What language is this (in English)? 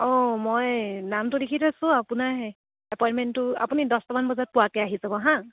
Assamese